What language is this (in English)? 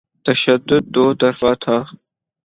Urdu